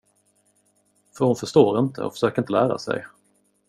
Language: Swedish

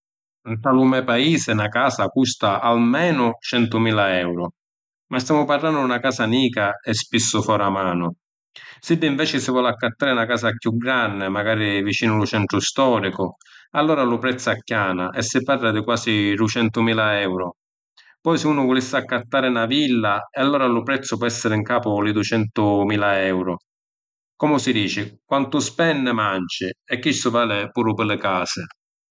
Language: Sicilian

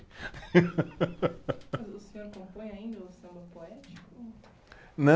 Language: Portuguese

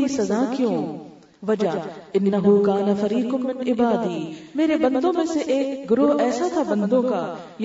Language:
Urdu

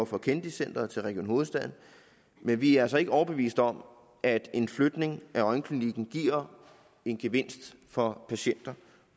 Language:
Danish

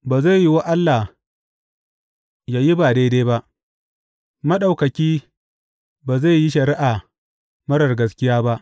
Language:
Hausa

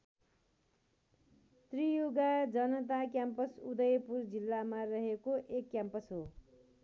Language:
Nepali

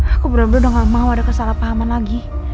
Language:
Indonesian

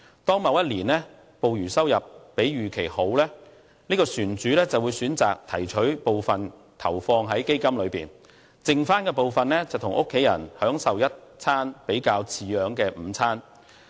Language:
Cantonese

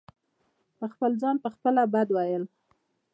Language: Pashto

